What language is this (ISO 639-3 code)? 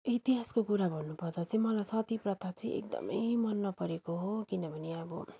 nep